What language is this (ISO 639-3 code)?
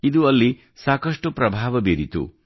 kan